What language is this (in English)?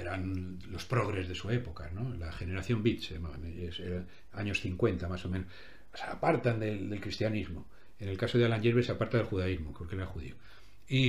Spanish